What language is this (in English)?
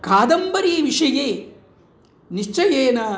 Sanskrit